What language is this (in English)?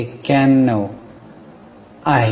Marathi